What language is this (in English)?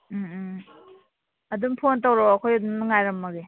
Manipuri